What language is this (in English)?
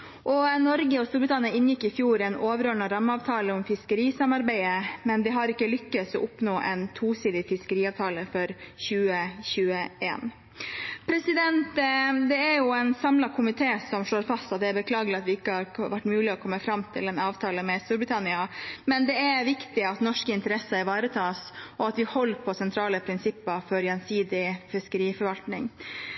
Norwegian Bokmål